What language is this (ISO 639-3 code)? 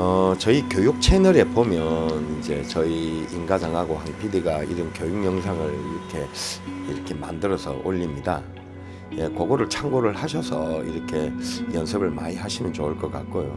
kor